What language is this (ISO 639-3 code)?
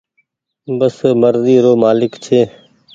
gig